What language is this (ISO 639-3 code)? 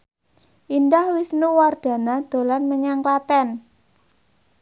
jav